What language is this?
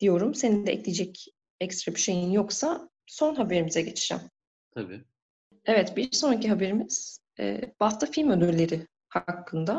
Turkish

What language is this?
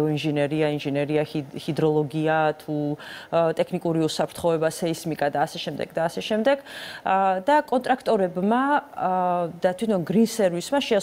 Romanian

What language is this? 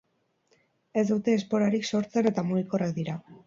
Basque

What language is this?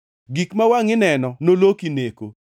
Luo (Kenya and Tanzania)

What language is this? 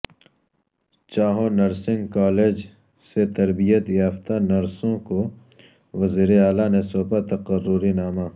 Urdu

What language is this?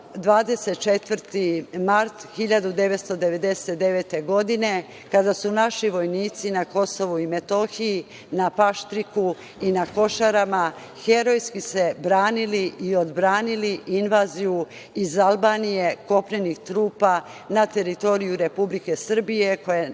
Serbian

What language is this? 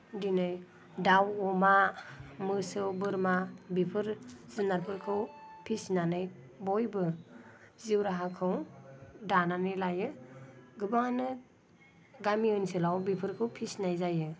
Bodo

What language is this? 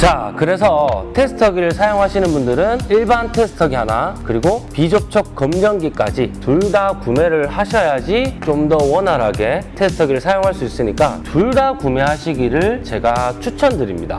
Korean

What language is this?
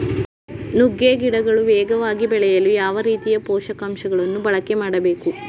Kannada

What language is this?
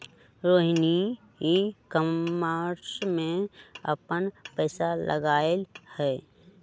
Magahi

